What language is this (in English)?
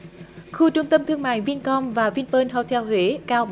Vietnamese